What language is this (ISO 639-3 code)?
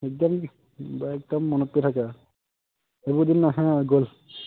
asm